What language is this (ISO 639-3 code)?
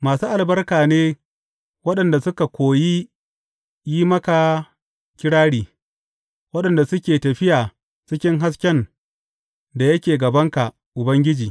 hau